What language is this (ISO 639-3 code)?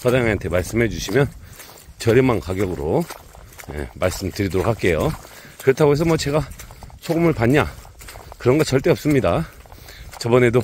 kor